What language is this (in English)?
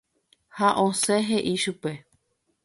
Guarani